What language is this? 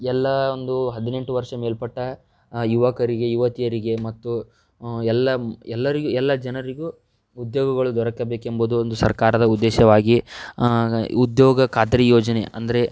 Kannada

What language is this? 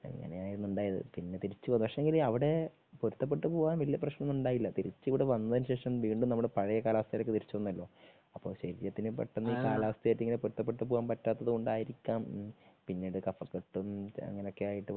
Malayalam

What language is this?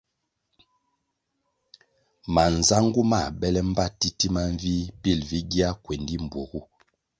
Kwasio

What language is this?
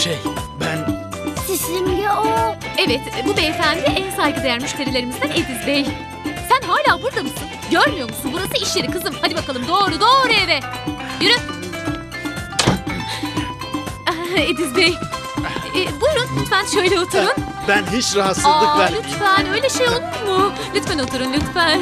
Turkish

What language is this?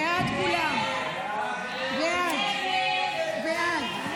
Hebrew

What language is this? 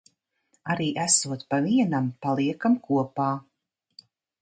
Latvian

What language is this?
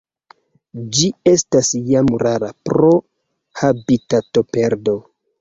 Esperanto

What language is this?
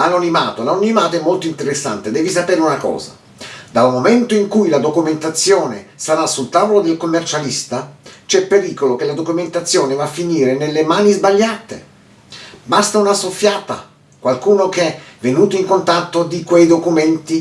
Italian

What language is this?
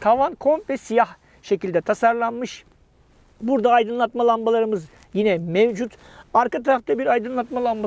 Turkish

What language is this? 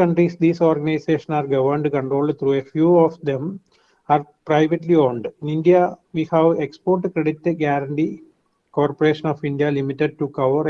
English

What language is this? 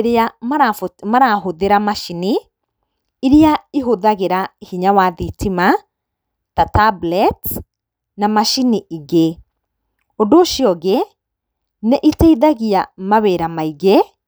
Kikuyu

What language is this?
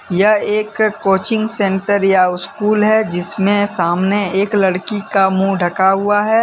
Hindi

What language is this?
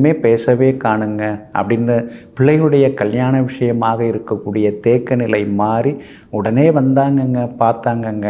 Tamil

